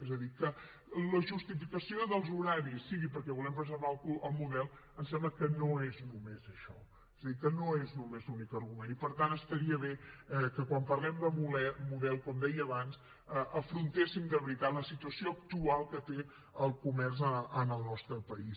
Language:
Catalan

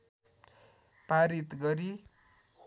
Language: Nepali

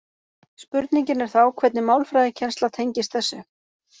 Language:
Icelandic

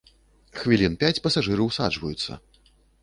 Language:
Belarusian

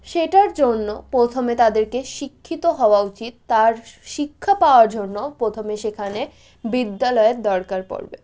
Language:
Bangla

